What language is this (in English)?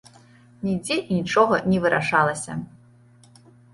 Belarusian